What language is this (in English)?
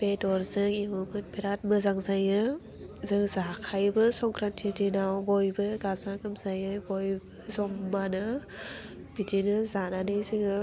Bodo